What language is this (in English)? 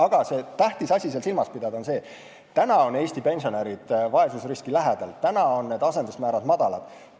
Estonian